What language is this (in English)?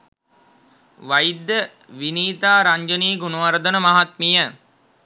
Sinhala